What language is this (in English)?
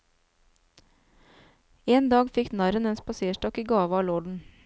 Norwegian